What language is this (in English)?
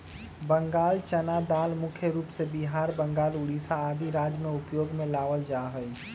Magahi